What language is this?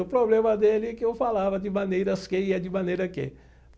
Portuguese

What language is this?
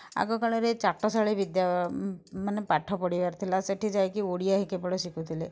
Odia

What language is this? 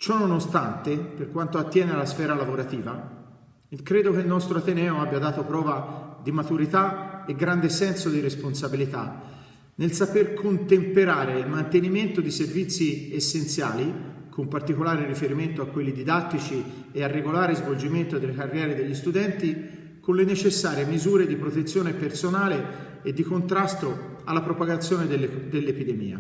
Italian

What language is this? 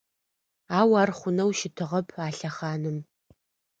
Adyghe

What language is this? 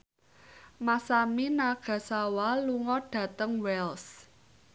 Javanese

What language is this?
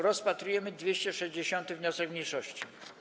Polish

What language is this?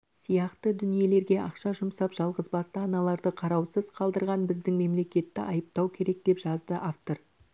Kazakh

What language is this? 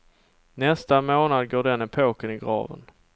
Swedish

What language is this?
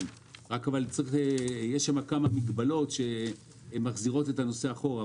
Hebrew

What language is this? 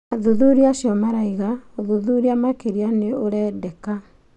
Kikuyu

